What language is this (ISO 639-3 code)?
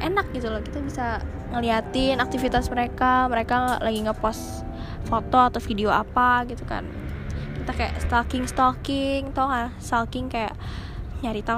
ind